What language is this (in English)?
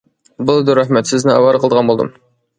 Uyghur